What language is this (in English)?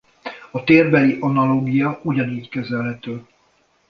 Hungarian